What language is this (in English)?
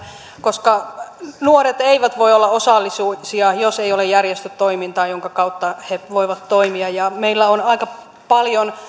Finnish